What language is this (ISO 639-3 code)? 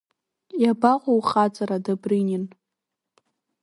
abk